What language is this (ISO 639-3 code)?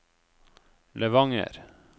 nor